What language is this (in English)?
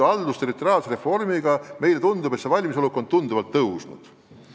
Estonian